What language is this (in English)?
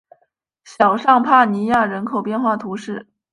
Chinese